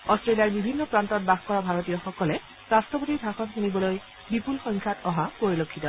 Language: Assamese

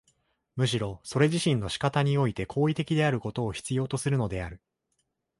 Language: Japanese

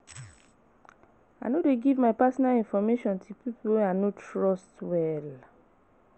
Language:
Nigerian Pidgin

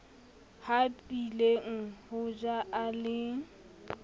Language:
Southern Sotho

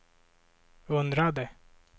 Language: Swedish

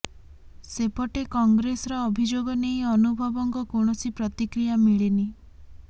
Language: Odia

